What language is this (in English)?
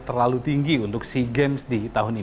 Indonesian